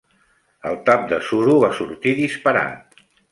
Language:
Catalan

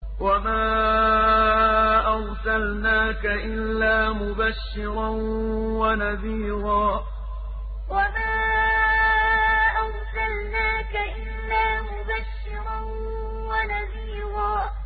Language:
Arabic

